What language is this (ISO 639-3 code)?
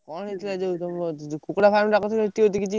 ori